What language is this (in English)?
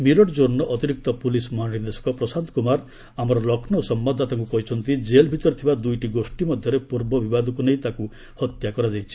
Odia